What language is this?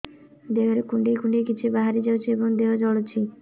Odia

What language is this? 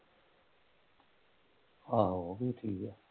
Punjabi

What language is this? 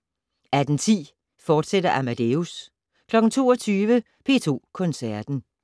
Danish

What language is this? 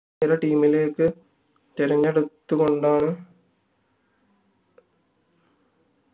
Malayalam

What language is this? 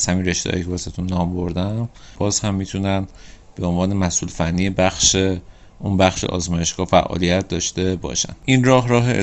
Persian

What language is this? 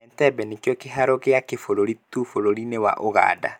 Kikuyu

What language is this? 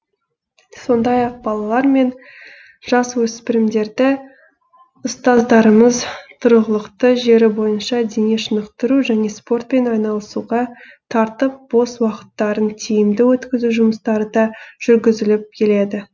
Kazakh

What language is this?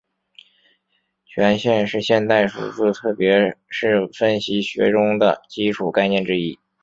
Chinese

